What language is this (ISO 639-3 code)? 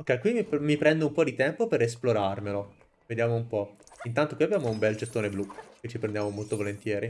ita